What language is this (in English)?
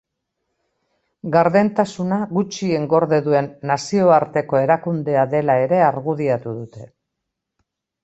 Basque